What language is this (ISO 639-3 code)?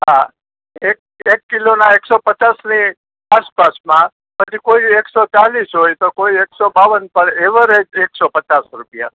guj